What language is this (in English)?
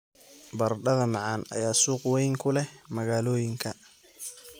Somali